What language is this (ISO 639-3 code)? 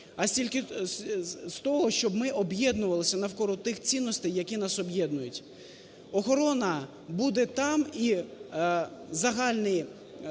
ukr